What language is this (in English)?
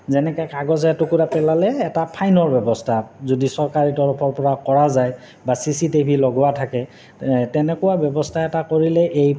Assamese